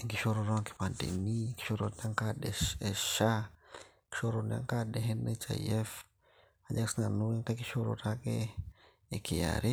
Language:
Masai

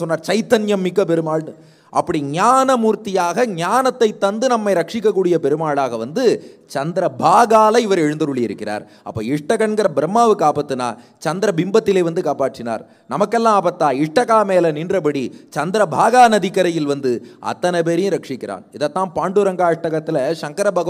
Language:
Hindi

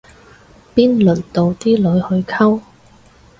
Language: Cantonese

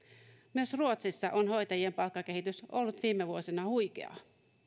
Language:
Finnish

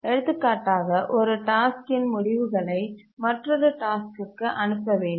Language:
Tamil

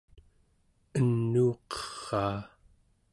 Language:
Central Yupik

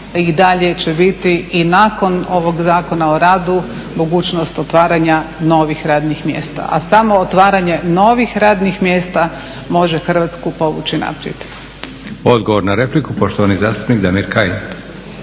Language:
Croatian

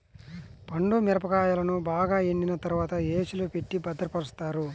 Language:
Telugu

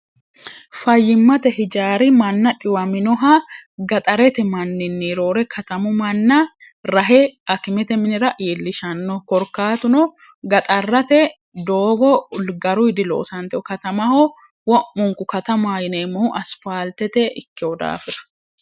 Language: Sidamo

